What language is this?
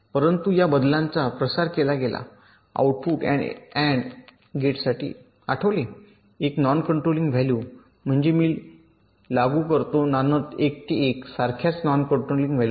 Marathi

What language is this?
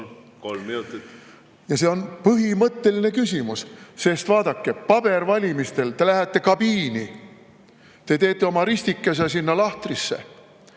Estonian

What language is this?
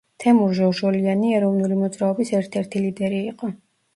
Georgian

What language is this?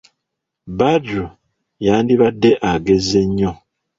Ganda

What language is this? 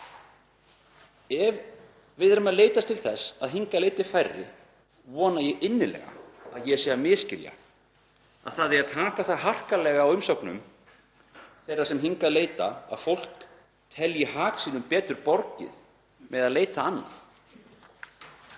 Icelandic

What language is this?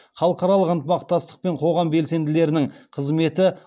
Kazakh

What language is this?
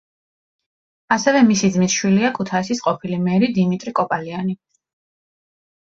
Georgian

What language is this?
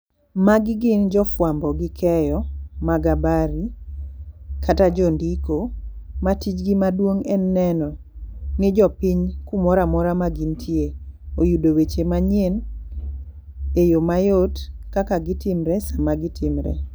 Luo (Kenya and Tanzania)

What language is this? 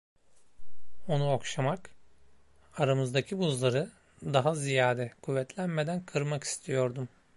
Turkish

